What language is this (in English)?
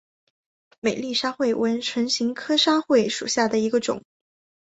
Chinese